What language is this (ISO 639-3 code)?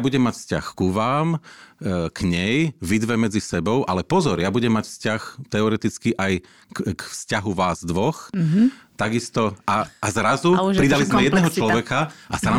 slk